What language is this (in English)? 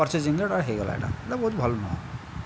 Odia